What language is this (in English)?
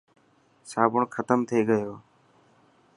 Dhatki